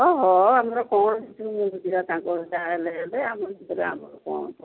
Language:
Odia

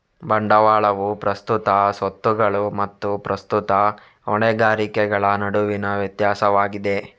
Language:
Kannada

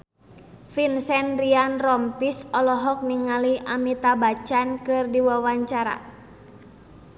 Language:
Sundanese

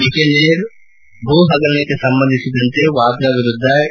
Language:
Kannada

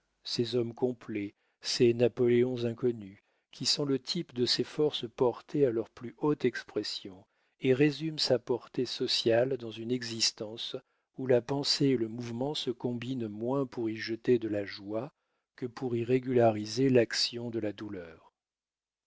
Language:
French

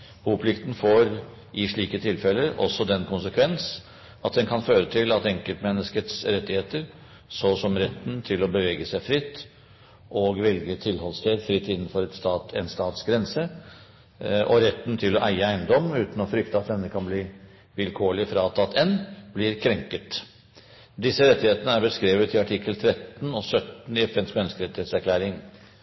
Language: Norwegian Bokmål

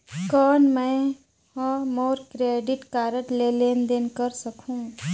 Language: Chhattisgarhi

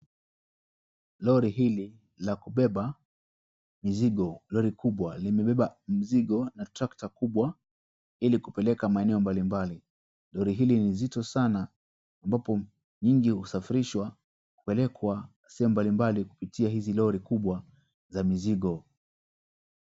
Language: Swahili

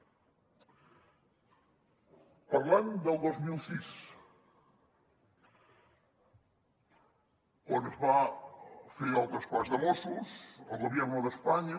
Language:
Catalan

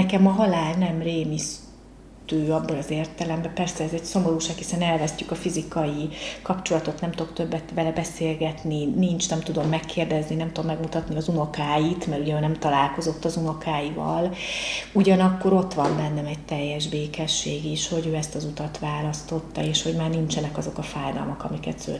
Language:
Hungarian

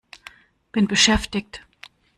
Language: German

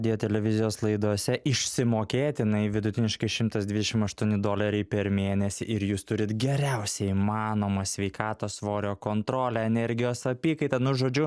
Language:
Lithuanian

